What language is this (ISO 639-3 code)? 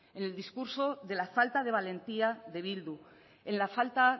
spa